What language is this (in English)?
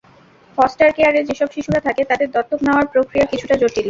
Bangla